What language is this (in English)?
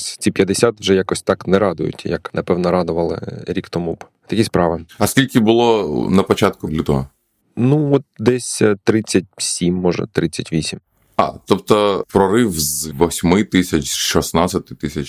Ukrainian